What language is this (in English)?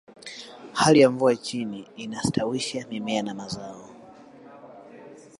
Swahili